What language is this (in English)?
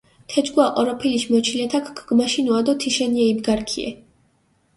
Mingrelian